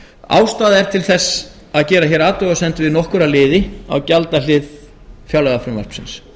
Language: Icelandic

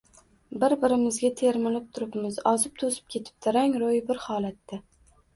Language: Uzbek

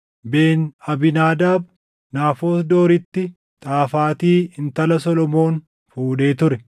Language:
Oromo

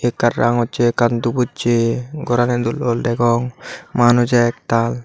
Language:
Chakma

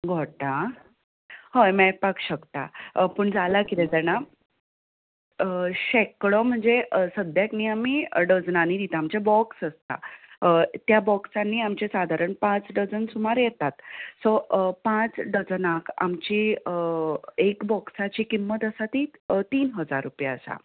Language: Konkani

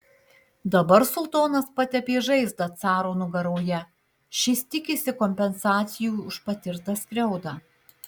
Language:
Lithuanian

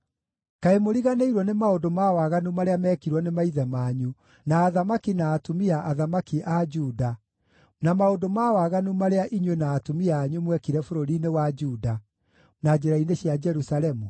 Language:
Kikuyu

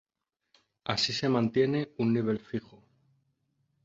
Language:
Spanish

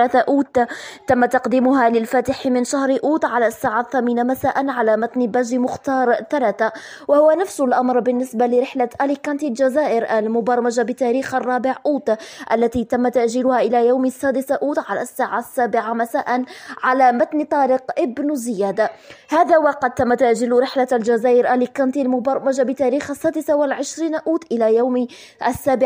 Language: Arabic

